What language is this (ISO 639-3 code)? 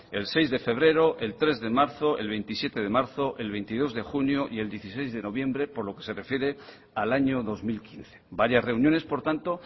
spa